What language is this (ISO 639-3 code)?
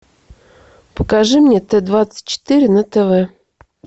rus